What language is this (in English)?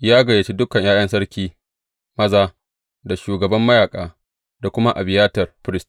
Hausa